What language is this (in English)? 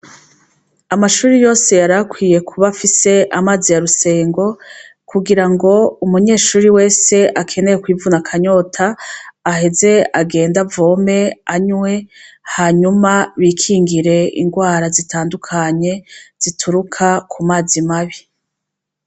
Rundi